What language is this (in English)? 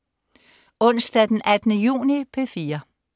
Danish